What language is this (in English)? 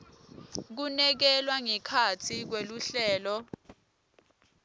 Swati